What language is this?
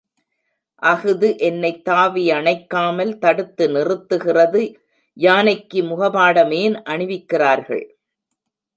Tamil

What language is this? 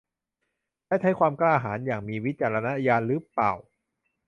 Thai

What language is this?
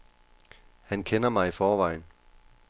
Danish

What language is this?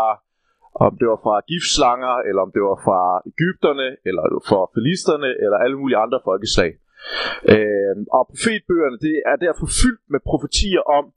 Danish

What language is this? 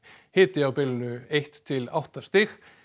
Icelandic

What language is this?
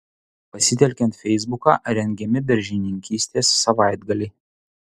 Lithuanian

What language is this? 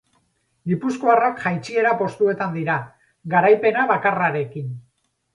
Basque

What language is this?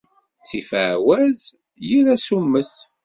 Kabyle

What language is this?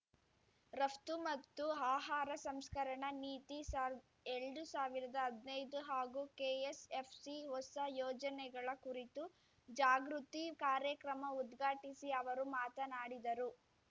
Kannada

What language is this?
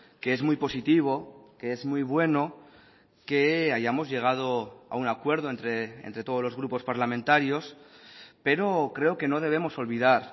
Spanish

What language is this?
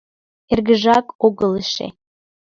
Mari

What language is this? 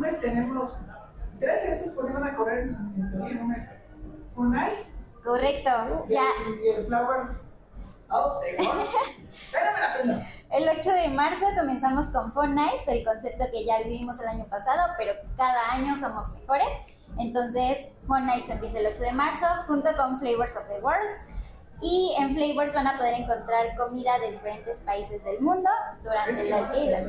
Spanish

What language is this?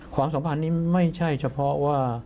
Thai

